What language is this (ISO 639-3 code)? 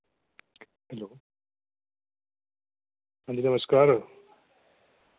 doi